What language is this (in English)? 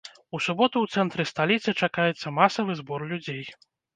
Belarusian